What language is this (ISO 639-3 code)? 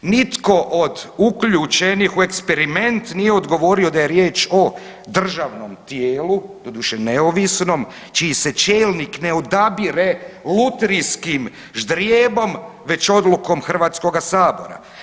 hrv